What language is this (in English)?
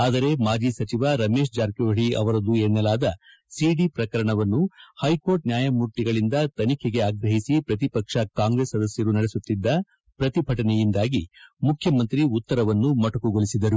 Kannada